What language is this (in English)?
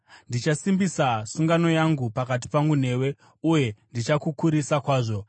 Shona